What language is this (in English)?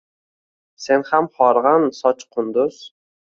Uzbek